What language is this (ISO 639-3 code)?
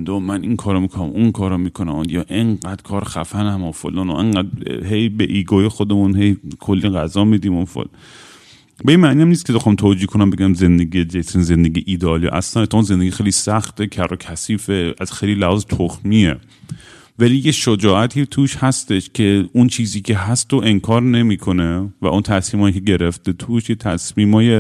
fas